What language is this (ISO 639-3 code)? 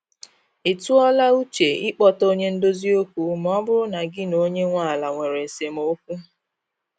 ibo